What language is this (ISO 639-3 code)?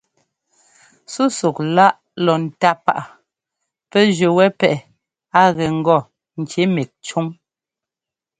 jgo